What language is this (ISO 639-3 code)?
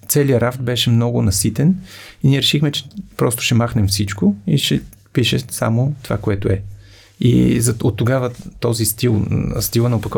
bul